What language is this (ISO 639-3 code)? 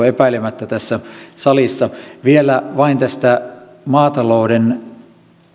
fin